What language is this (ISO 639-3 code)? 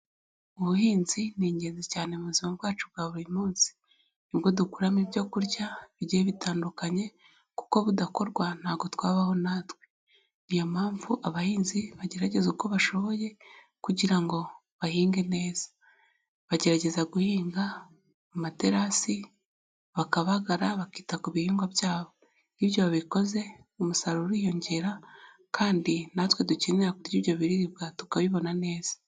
kin